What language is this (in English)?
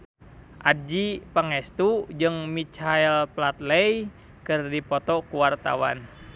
Sundanese